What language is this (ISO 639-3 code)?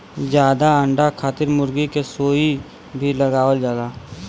bho